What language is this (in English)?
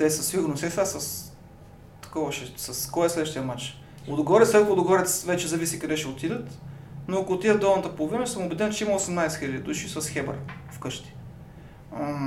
Bulgarian